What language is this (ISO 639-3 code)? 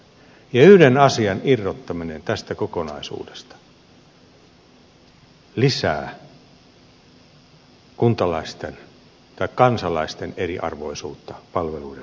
fin